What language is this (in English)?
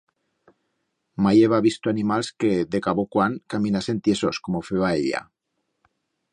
Aragonese